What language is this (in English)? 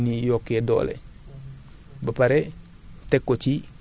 Wolof